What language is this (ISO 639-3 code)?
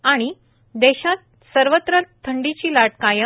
mar